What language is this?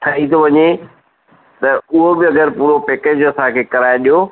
Sindhi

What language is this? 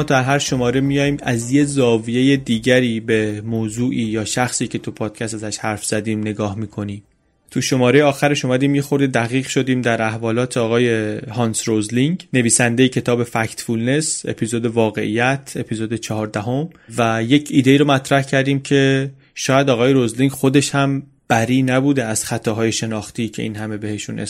Persian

